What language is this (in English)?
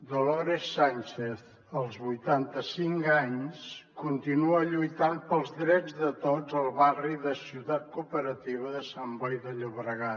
Catalan